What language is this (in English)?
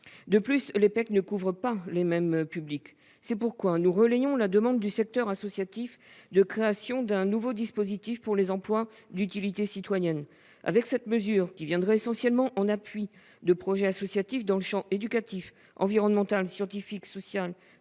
French